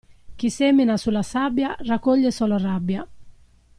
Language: Italian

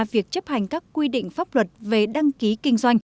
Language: Vietnamese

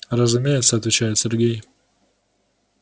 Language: Russian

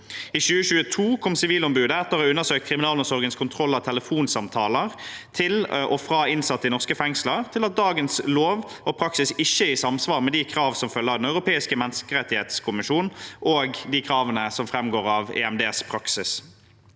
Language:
Norwegian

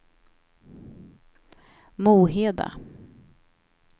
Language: Swedish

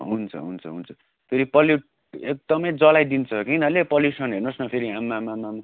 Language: Nepali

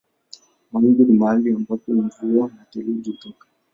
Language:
Swahili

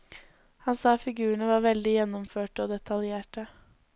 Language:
Norwegian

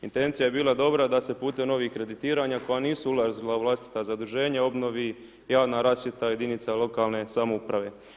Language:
Croatian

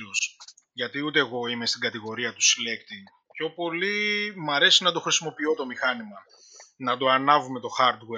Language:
Greek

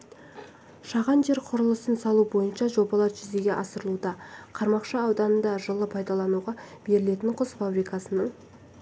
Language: Kazakh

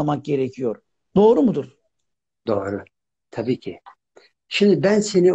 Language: Turkish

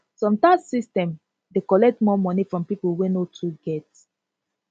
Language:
Nigerian Pidgin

